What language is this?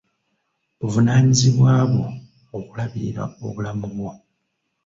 Ganda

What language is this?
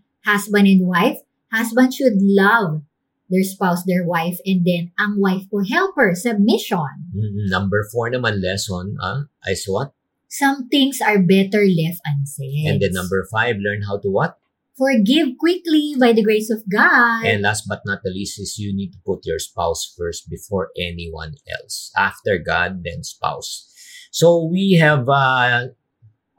Filipino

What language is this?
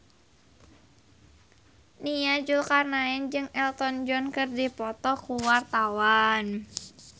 Sundanese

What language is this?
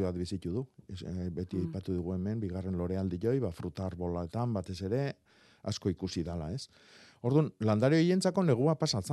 Spanish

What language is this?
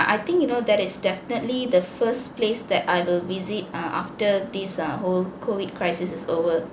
English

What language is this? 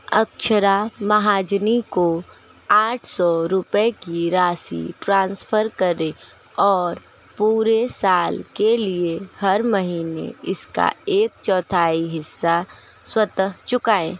Hindi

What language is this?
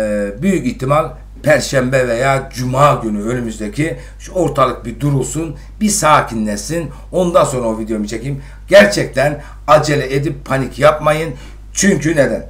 Turkish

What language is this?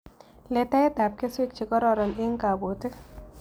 Kalenjin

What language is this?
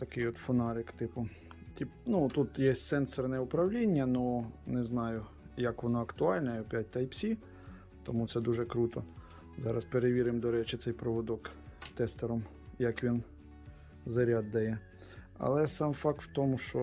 Ukrainian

